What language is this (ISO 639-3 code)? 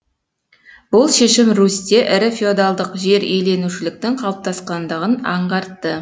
kaz